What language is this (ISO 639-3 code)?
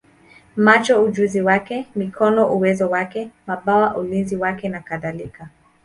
swa